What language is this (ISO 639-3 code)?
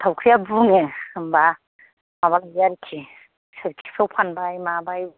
brx